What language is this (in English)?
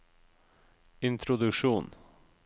Norwegian